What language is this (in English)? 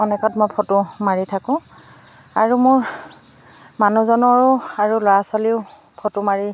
Assamese